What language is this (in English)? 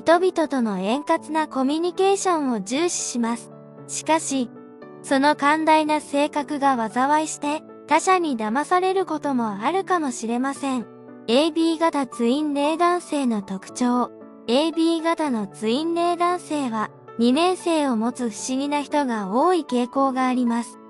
Japanese